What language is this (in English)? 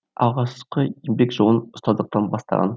Kazakh